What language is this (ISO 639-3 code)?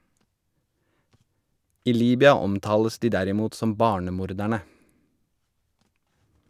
nor